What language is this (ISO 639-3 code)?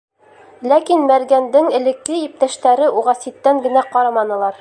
bak